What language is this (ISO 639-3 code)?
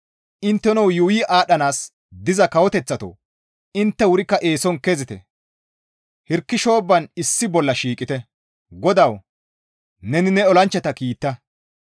gmv